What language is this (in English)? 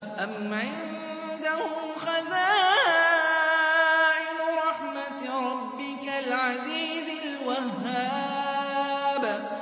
Arabic